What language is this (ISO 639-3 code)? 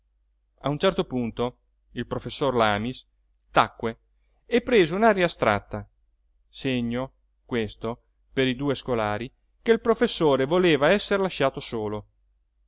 ita